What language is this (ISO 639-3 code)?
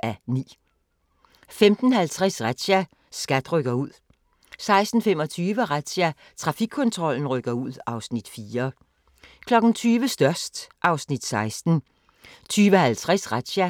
dan